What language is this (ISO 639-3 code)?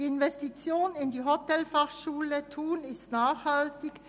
gsw